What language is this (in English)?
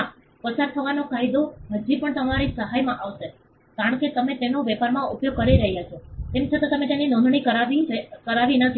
Gujarati